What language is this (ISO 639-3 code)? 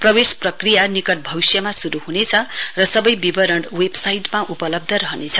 nep